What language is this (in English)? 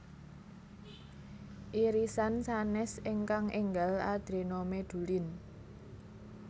Javanese